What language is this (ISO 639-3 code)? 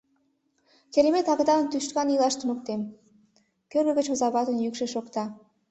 chm